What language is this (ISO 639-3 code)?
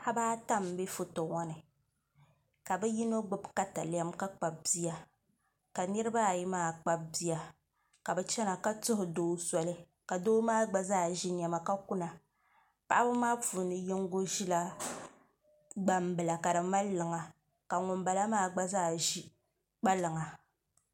dag